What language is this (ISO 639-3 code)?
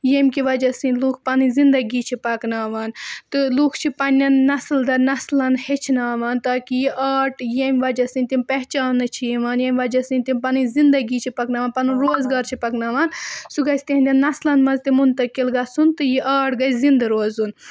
kas